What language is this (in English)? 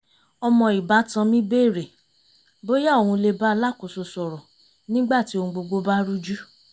Yoruba